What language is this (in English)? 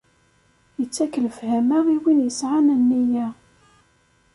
Kabyle